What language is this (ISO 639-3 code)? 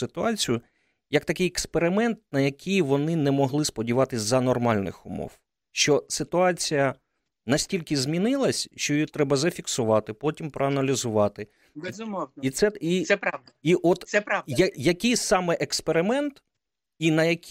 ukr